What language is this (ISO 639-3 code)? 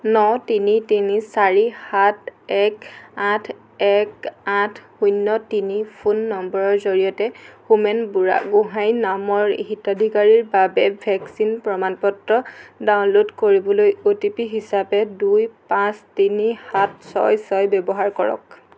asm